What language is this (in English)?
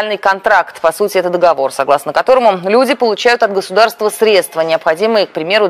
Russian